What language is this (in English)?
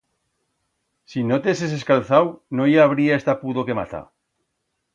Aragonese